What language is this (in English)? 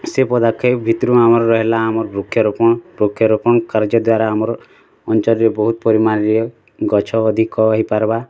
Odia